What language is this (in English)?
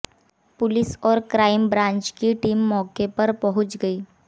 Hindi